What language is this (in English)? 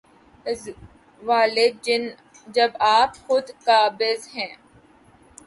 Urdu